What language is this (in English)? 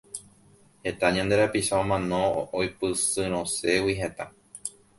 Guarani